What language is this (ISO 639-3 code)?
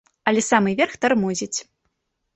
bel